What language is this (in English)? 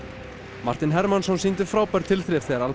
Icelandic